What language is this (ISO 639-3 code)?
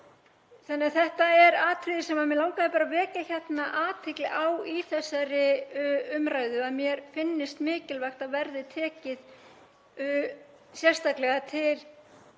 isl